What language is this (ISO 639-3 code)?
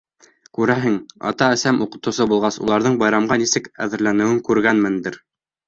bak